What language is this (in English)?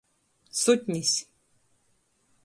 Latgalian